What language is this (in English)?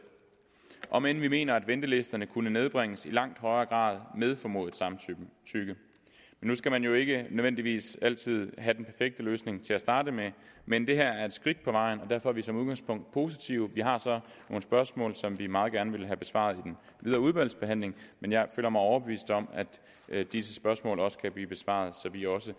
Danish